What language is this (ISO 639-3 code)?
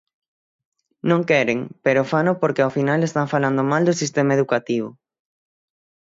glg